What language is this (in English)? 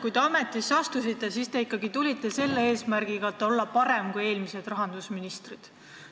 Estonian